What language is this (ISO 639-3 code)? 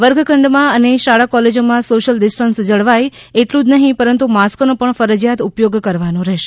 guj